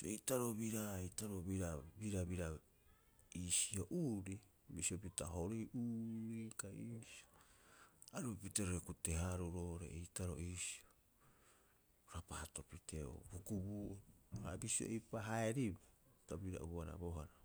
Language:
Rapoisi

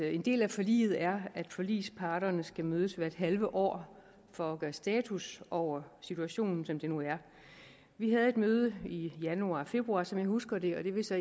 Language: Danish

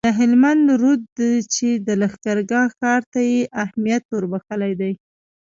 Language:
Pashto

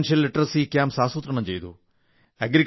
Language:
Malayalam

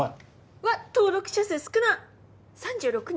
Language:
Japanese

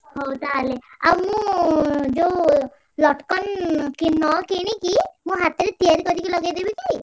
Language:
Odia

